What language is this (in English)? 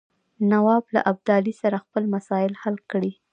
Pashto